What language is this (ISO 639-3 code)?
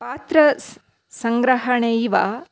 san